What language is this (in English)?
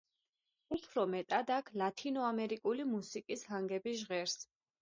Georgian